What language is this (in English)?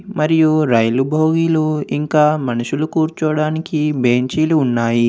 Telugu